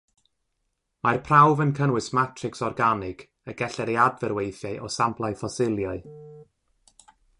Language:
Welsh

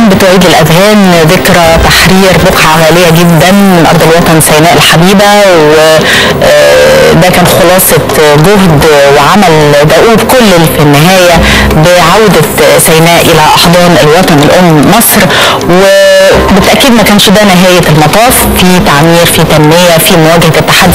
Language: Arabic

